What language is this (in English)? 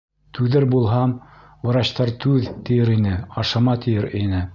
Bashkir